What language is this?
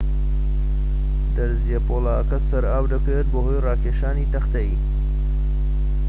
Central Kurdish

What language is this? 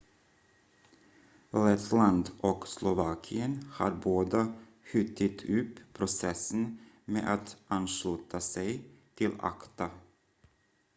Swedish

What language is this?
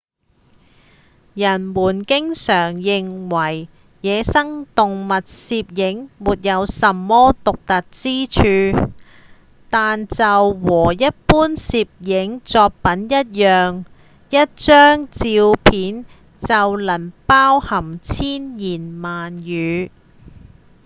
Cantonese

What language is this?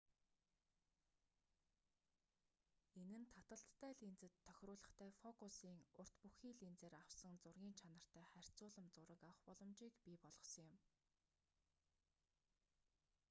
Mongolian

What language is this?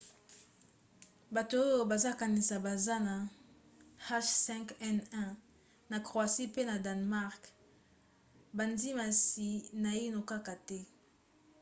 Lingala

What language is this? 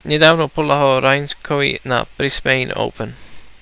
Slovak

